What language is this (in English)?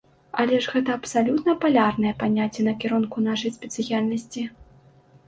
Belarusian